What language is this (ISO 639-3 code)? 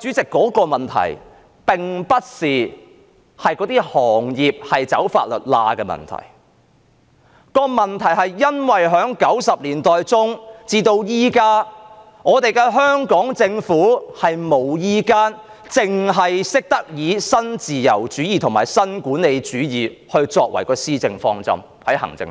yue